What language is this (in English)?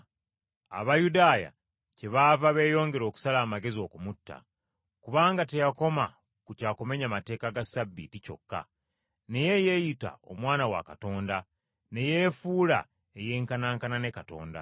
Ganda